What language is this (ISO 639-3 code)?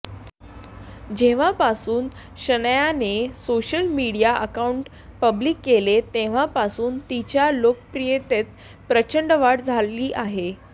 mar